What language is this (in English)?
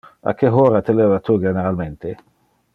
Interlingua